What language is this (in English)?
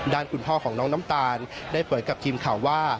Thai